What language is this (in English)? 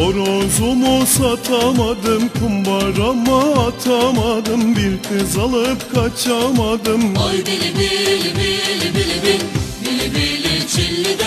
Turkish